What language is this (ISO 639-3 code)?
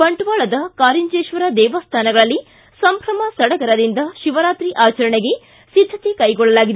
kan